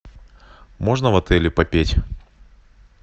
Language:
Russian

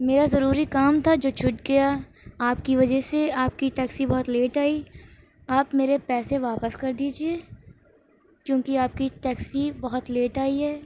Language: Urdu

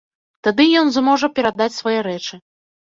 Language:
Belarusian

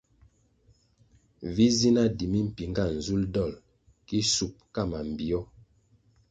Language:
Kwasio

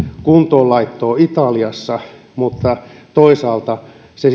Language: Finnish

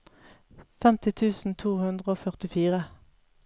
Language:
Norwegian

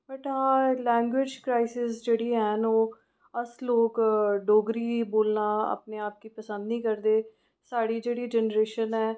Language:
Dogri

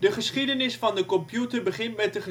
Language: Dutch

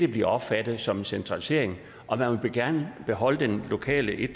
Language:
Danish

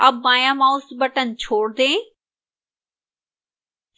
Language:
Hindi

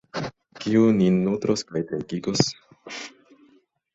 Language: Esperanto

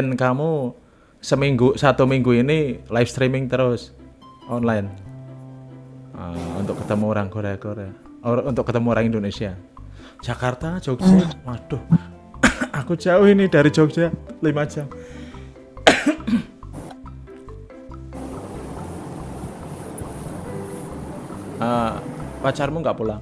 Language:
Indonesian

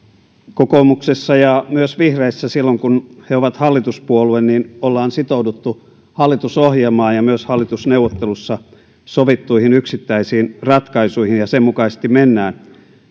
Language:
Finnish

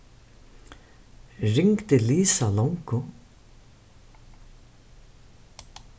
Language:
Faroese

